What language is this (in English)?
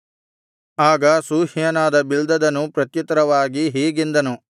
Kannada